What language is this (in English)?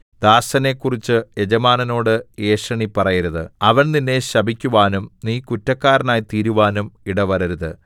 Malayalam